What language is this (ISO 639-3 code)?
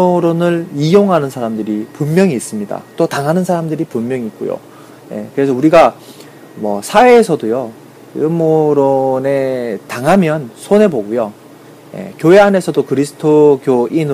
kor